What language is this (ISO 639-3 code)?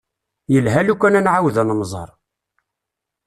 kab